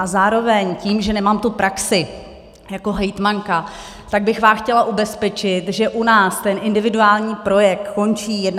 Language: Czech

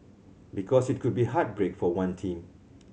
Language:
English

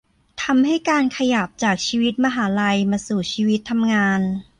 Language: Thai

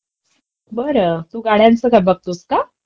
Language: Marathi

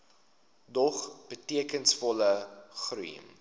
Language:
Afrikaans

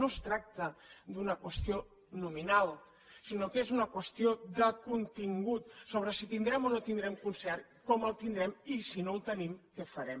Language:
Catalan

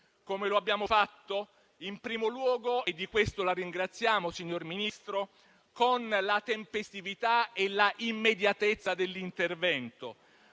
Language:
Italian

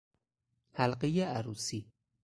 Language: Persian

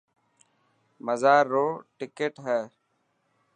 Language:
Dhatki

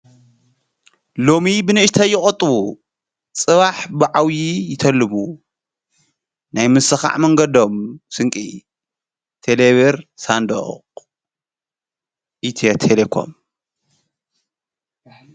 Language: Tigrinya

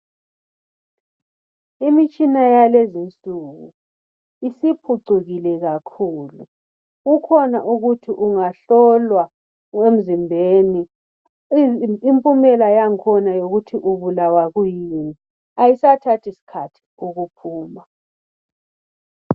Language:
North Ndebele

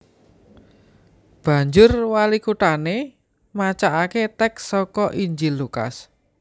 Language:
Javanese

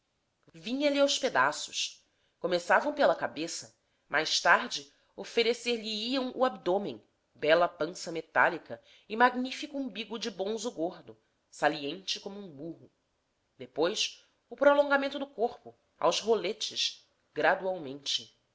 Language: Portuguese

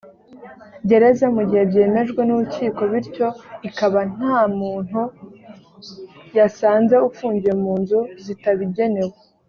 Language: Kinyarwanda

